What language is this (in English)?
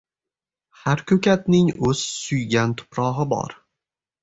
Uzbek